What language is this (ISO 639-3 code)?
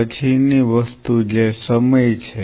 guj